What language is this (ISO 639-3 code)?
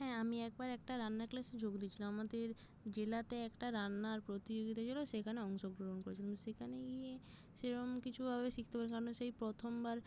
ben